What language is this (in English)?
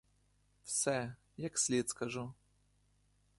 Ukrainian